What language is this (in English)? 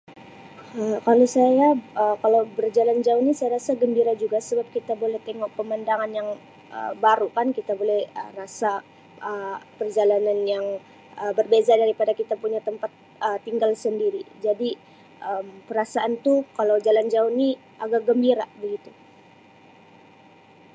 Sabah Malay